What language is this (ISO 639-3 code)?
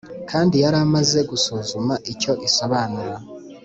kin